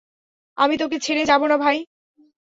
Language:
Bangla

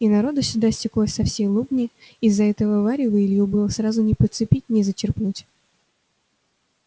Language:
Russian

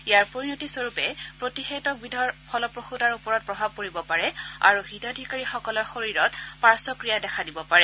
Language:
Assamese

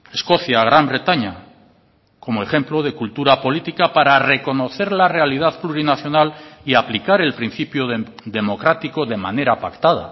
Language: Spanish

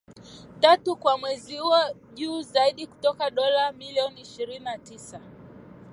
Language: Swahili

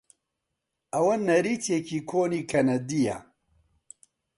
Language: Central Kurdish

